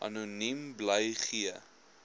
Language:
Afrikaans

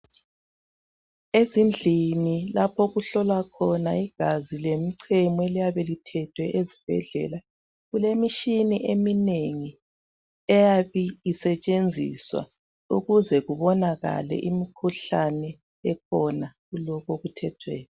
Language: North Ndebele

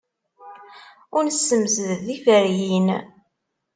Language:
Kabyle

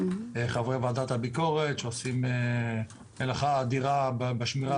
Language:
Hebrew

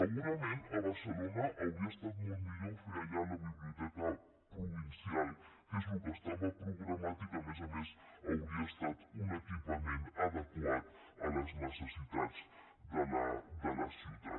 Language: Catalan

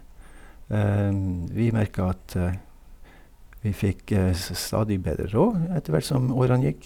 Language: Norwegian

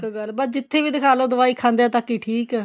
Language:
Punjabi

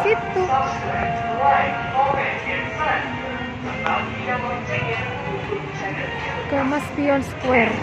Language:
Indonesian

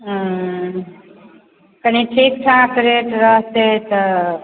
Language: Maithili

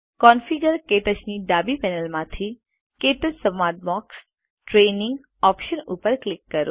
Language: Gujarati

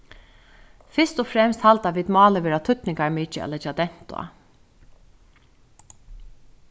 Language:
Faroese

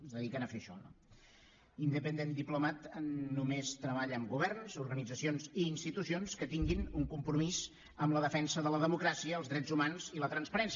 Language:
Catalan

